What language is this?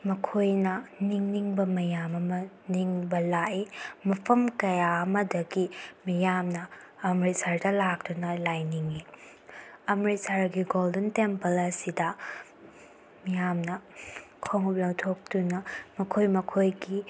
Manipuri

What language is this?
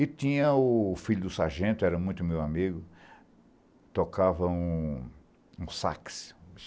Portuguese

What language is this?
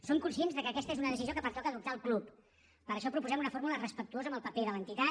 Catalan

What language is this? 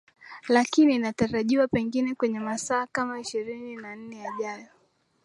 Swahili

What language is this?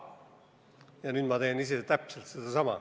Estonian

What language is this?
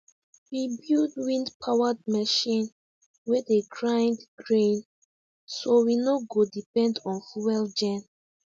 Nigerian Pidgin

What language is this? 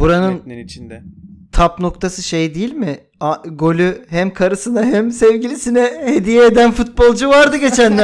Turkish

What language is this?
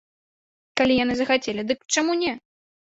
Belarusian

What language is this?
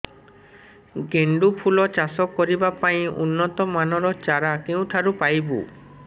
Odia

